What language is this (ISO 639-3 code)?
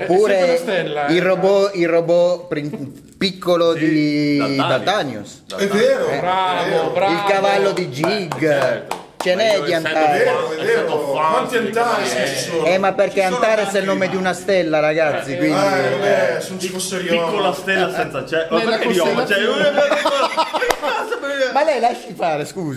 ita